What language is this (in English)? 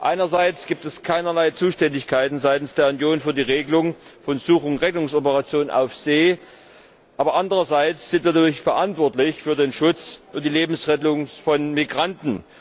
German